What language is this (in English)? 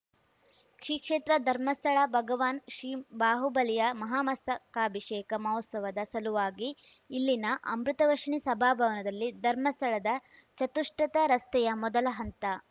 Kannada